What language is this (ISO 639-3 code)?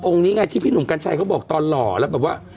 tha